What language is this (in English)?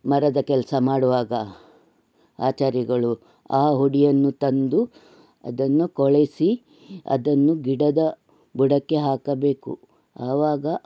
Kannada